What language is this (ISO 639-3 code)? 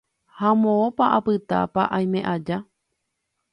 grn